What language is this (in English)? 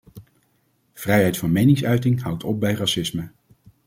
Dutch